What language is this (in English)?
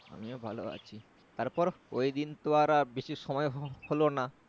Bangla